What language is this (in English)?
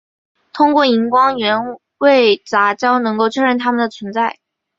Chinese